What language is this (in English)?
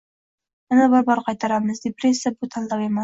Uzbek